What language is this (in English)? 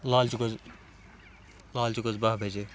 Kashmiri